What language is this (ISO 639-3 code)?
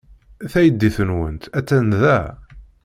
kab